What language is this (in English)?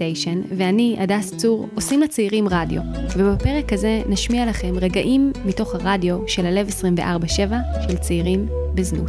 Hebrew